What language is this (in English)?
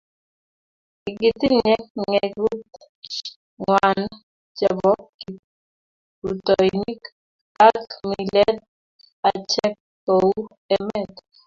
Kalenjin